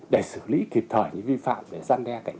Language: Vietnamese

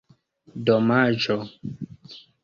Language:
Esperanto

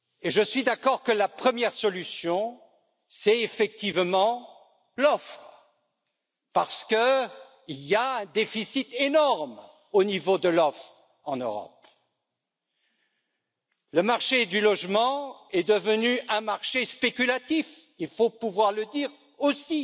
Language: French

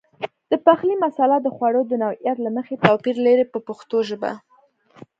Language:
Pashto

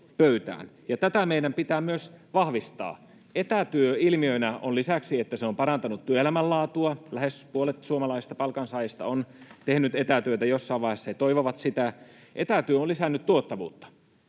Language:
Finnish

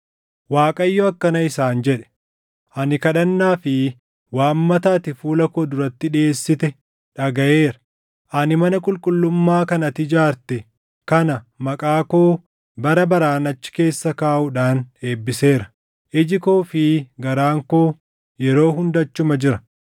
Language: Oromo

